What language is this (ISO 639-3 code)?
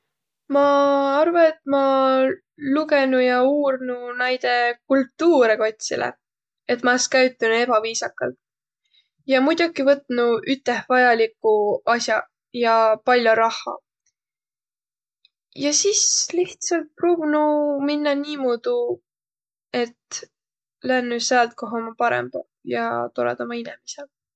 vro